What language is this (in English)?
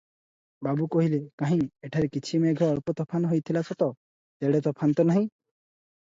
Odia